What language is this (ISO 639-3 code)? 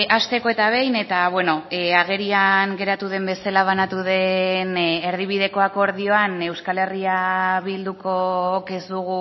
eus